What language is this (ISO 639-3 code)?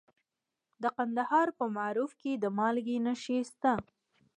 pus